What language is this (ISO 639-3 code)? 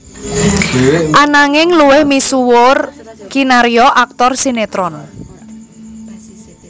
jav